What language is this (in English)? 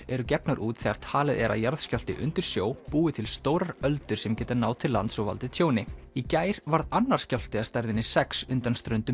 Icelandic